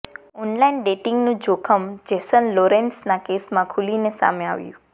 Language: Gujarati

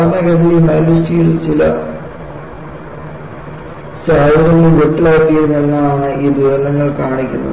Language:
Malayalam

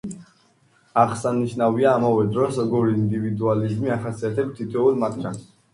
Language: Georgian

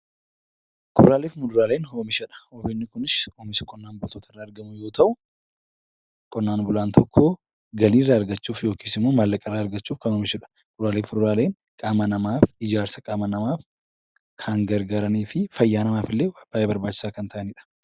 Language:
Oromo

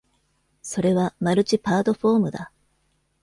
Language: Japanese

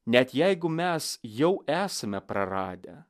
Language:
Lithuanian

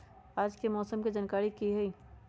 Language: Magahi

